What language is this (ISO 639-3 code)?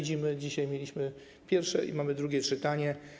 pol